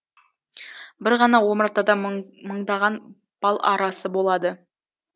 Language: Kazakh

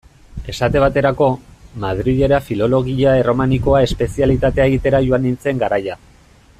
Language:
Basque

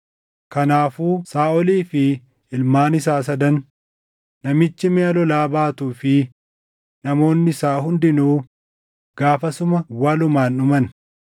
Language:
Oromo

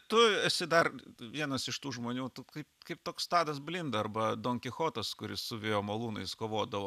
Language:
Lithuanian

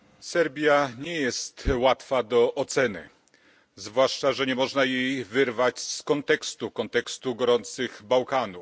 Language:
Polish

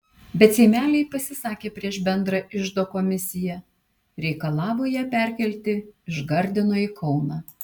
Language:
Lithuanian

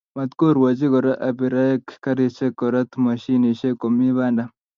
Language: Kalenjin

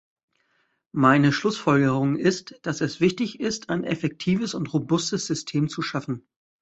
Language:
German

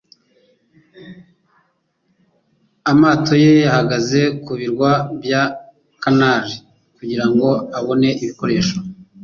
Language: Kinyarwanda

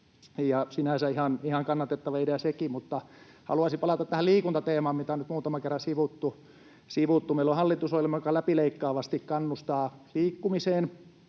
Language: Finnish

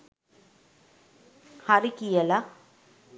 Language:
Sinhala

